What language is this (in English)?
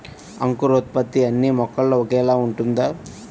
Telugu